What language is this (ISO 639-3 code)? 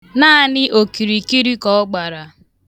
ibo